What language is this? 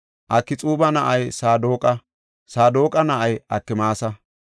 Gofa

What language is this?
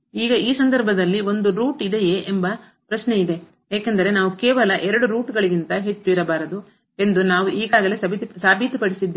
Kannada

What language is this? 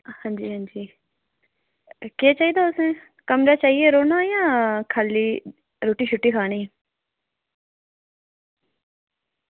Dogri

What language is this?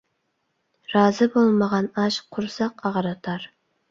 Uyghur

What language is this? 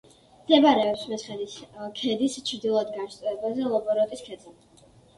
Georgian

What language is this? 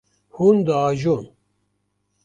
Kurdish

